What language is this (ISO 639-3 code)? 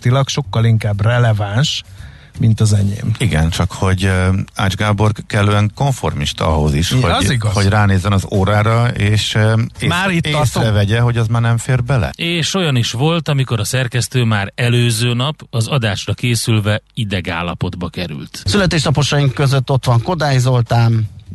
hun